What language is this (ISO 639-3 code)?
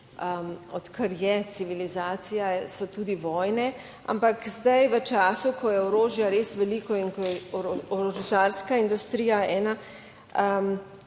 slv